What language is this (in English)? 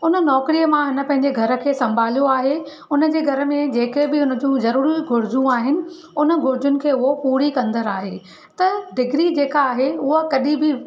Sindhi